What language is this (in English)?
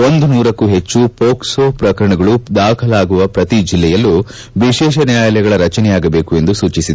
Kannada